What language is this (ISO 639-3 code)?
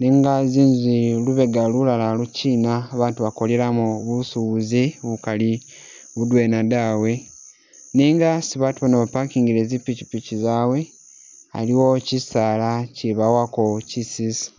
myx